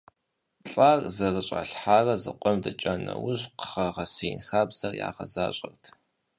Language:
Kabardian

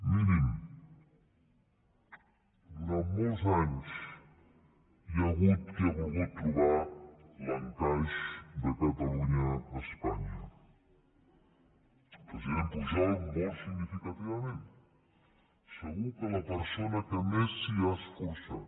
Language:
Catalan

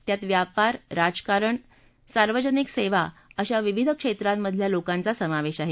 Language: Marathi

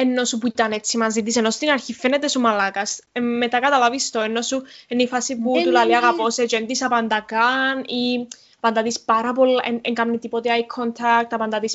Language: Greek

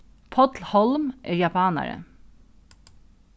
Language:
Faroese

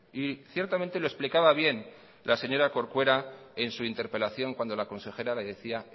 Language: Spanish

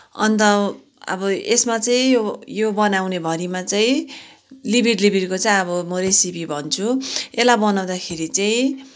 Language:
Nepali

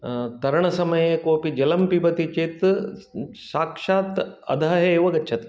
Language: Sanskrit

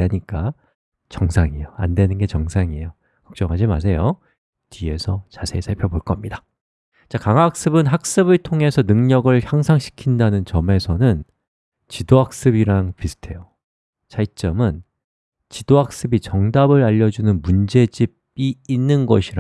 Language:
Korean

